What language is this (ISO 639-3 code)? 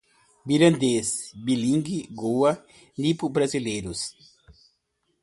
por